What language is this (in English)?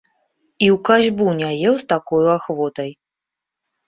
Belarusian